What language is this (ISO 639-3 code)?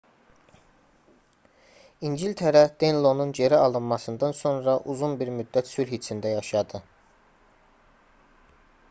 aze